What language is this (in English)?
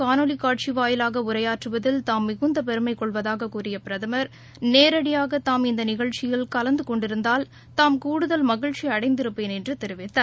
Tamil